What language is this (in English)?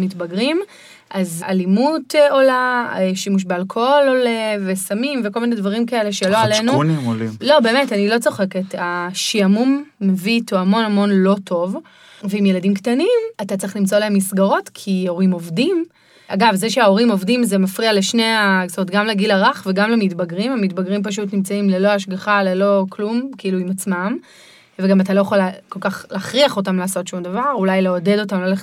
Hebrew